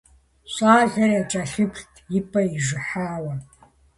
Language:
Kabardian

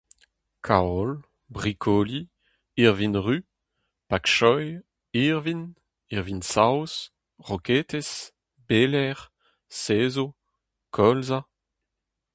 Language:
Breton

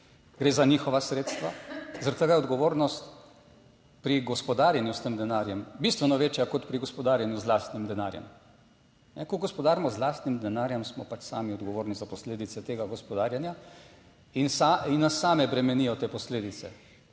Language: Slovenian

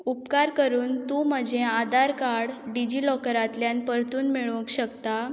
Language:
Konkani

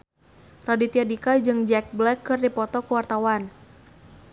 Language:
Sundanese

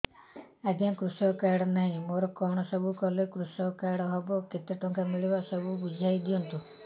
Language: Odia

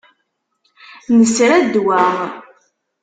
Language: Kabyle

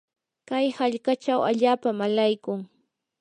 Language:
Yanahuanca Pasco Quechua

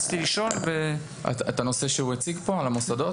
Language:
Hebrew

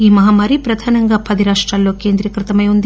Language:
Telugu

